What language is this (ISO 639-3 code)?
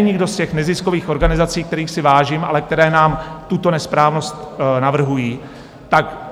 ces